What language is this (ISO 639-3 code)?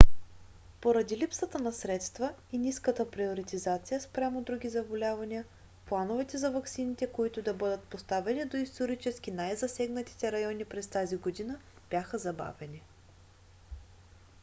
bul